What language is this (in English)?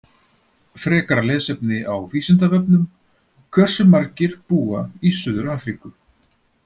Icelandic